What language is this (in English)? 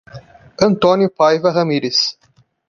Portuguese